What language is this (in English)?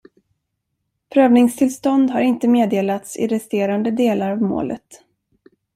Swedish